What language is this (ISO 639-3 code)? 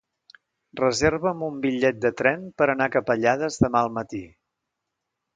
cat